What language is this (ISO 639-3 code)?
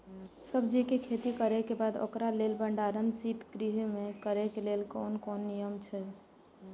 mai